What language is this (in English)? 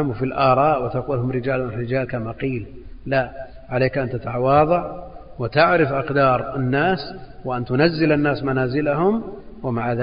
Arabic